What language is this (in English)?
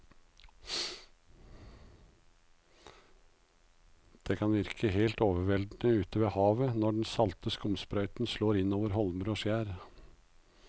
Norwegian